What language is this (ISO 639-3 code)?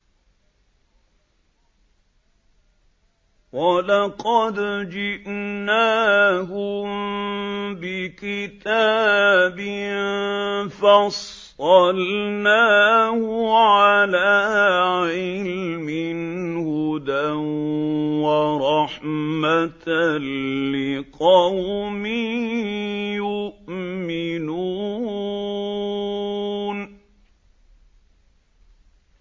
ara